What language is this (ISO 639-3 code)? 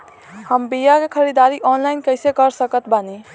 bho